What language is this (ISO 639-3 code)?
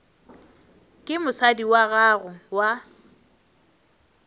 nso